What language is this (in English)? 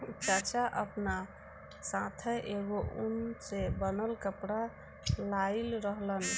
Bhojpuri